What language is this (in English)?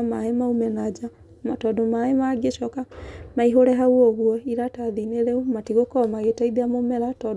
Kikuyu